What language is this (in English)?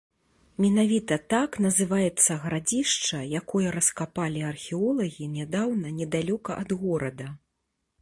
Belarusian